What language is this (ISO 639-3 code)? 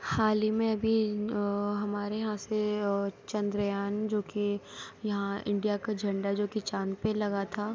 urd